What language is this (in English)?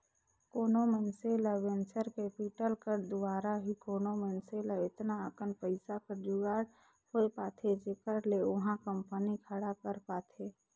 Chhattisgarhi